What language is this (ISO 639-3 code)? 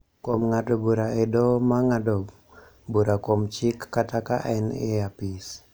luo